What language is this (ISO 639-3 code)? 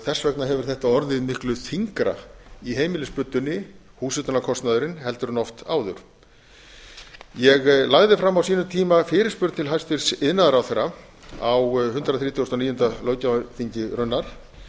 isl